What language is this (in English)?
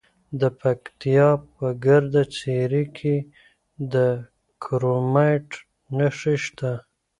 Pashto